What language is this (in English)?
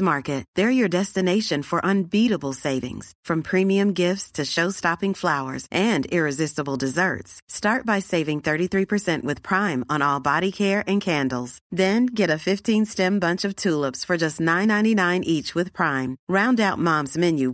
Filipino